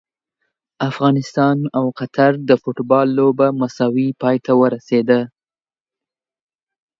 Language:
Pashto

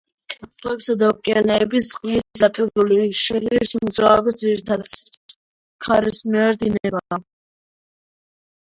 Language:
Georgian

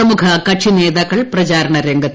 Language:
Malayalam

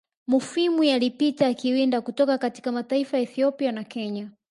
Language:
Swahili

